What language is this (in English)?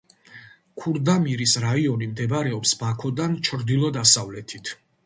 Georgian